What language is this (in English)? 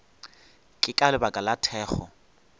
Northern Sotho